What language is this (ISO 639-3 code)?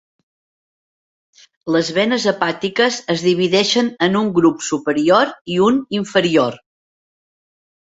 cat